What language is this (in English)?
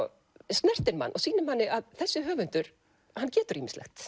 Icelandic